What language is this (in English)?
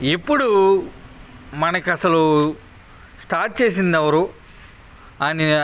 Telugu